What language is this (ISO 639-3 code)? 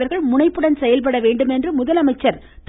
tam